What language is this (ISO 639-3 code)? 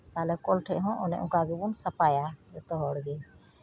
sat